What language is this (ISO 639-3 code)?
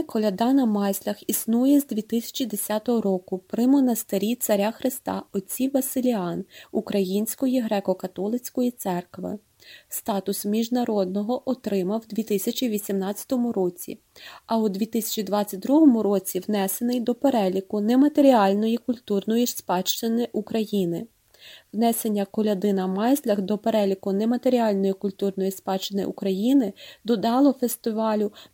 ukr